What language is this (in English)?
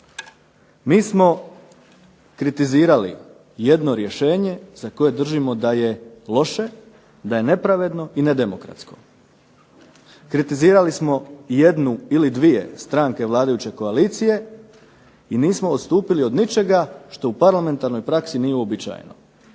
Croatian